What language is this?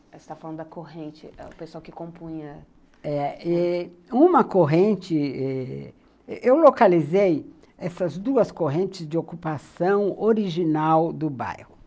Portuguese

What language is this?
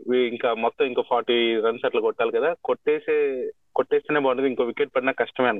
Telugu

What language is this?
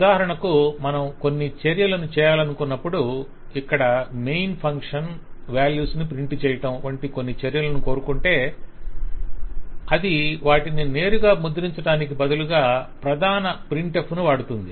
Telugu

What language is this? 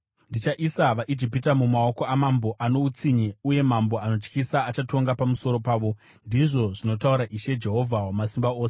Shona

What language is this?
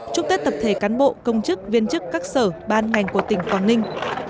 Vietnamese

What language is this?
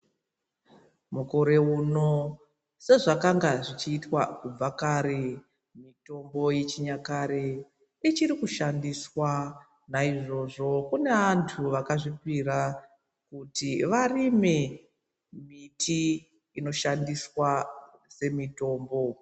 Ndau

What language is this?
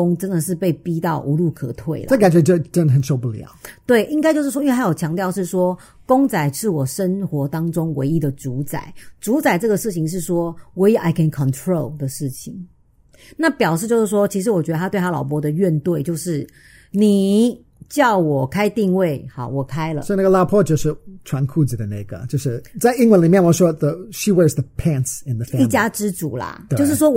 Chinese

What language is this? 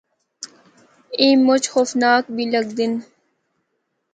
Northern Hindko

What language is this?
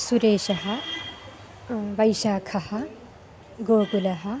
Sanskrit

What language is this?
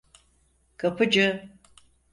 Turkish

